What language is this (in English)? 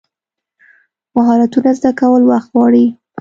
Pashto